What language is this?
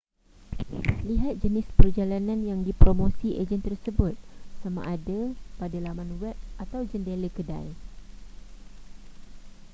Malay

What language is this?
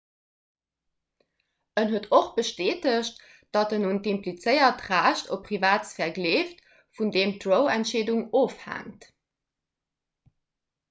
Luxembourgish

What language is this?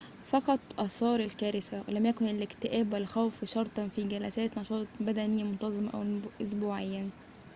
Arabic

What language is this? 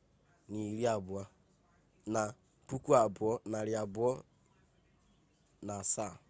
Igbo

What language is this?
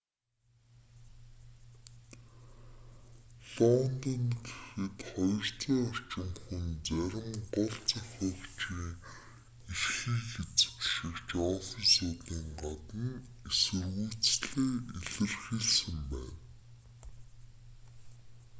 Mongolian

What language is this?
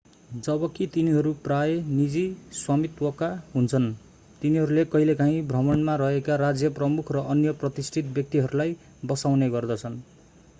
Nepali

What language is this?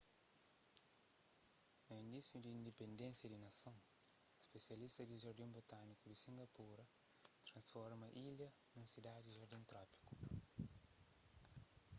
Kabuverdianu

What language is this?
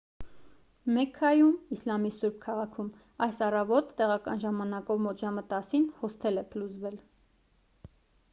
Armenian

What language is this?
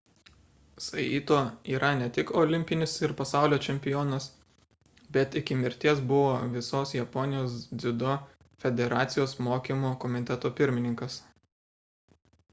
Lithuanian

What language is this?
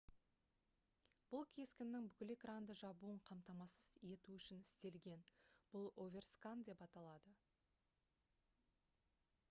Kazakh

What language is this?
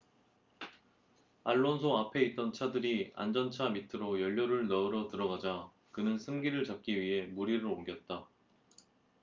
Korean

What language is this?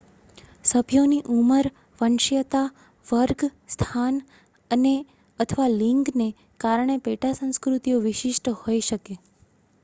Gujarati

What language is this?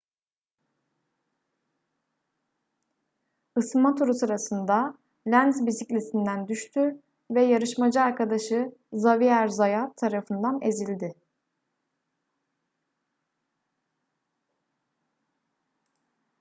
Turkish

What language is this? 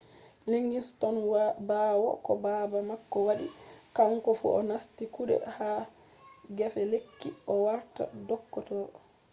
Fula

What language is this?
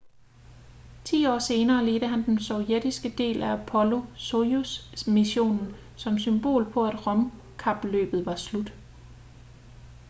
Danish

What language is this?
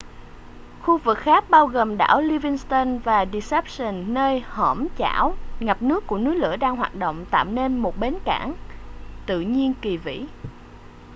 Vietnamese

